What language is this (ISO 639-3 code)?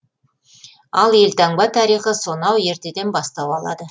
kaz